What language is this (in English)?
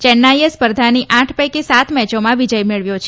Gujarati